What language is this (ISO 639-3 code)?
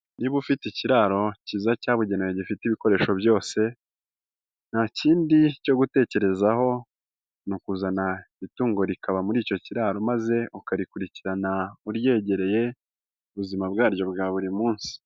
kin